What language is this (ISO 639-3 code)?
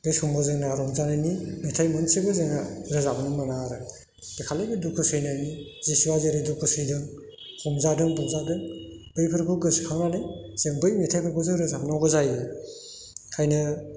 brx